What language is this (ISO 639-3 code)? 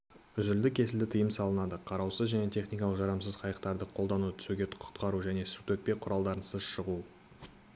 kaz